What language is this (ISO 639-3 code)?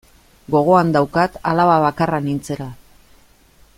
eus